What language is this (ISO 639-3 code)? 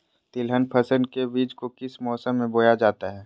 mag